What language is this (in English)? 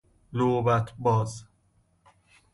Persian